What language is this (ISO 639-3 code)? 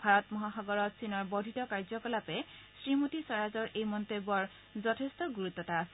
asm